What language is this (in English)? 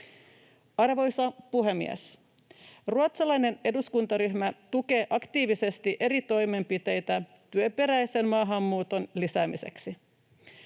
Finnish